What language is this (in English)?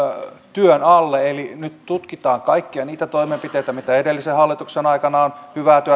Finnish